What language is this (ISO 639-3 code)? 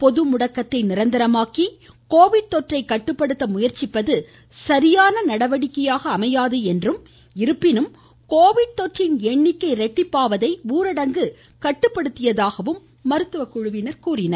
tam